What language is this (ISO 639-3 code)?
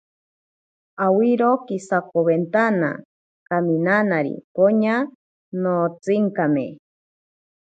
prq